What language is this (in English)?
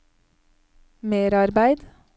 Norwegian